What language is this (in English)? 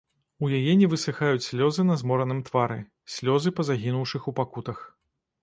Belarusian